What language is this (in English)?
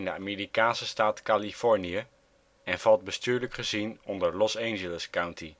Dutch